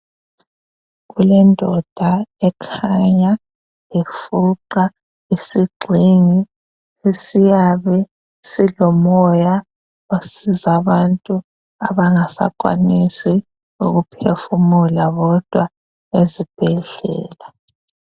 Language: North Ndebele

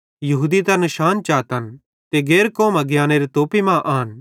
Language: Bhadrawahi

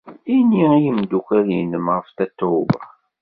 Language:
Kabyle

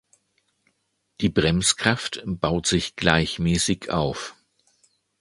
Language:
German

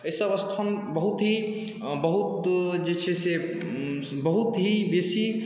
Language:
Maithili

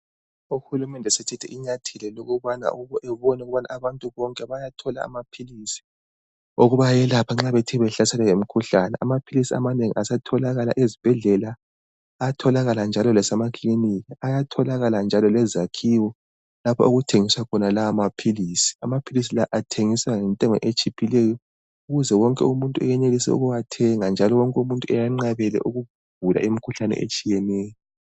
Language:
North Ndebele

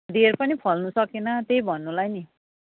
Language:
Nepali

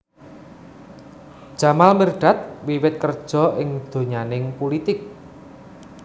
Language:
Javanese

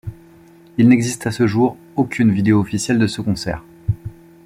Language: French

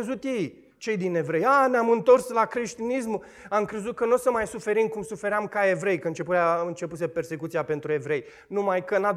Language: Romanian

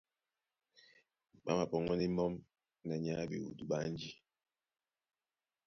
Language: Duala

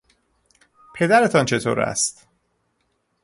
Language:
Persian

